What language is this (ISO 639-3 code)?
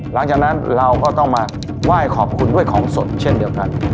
tha